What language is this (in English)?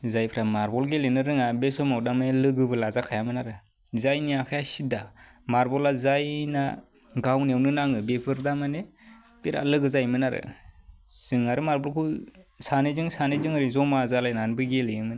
Bodo